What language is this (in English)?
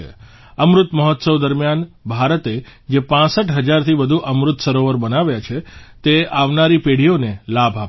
Gujarati